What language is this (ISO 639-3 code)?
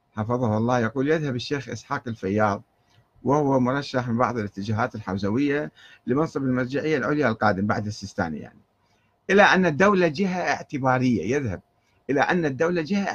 ara